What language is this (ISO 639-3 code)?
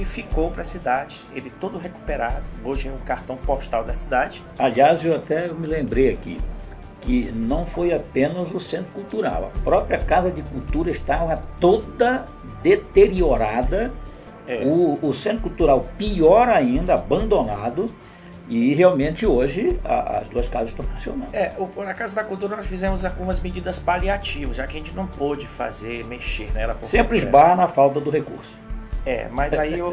por